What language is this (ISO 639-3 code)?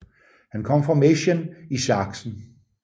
dan